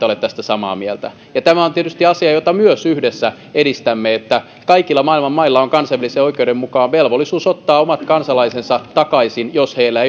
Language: Finnish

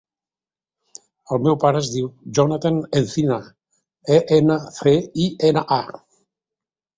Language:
Catalan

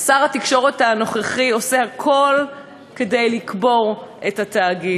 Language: Hebrew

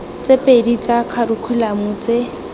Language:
Tswana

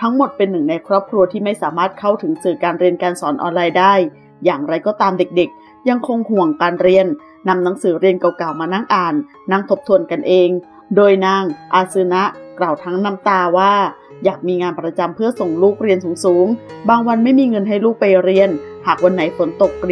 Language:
Thai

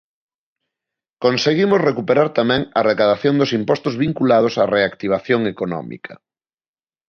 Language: Galician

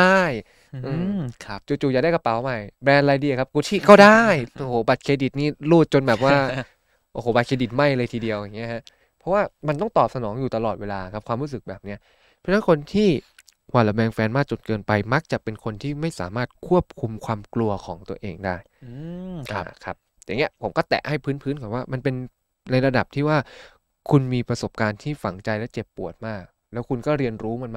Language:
Thai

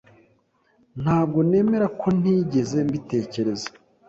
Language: Kinyarwanda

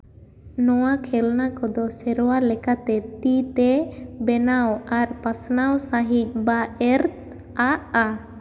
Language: Santali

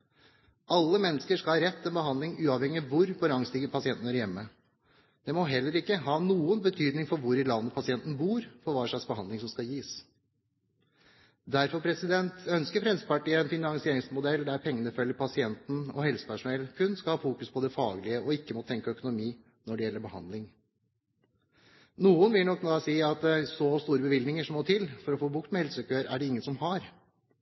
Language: Norwegian Bokmål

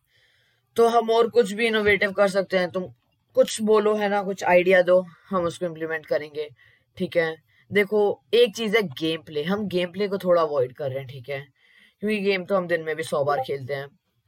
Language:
Hindi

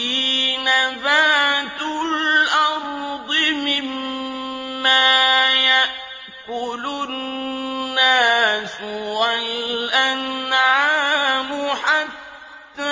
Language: Arabic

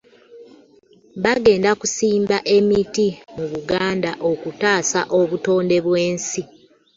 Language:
Ganda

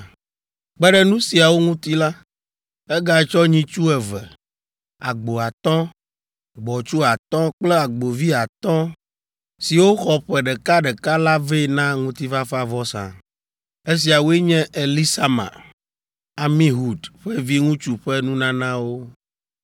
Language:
Ewe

